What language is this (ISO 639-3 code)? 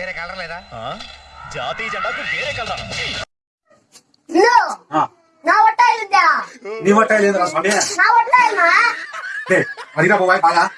tel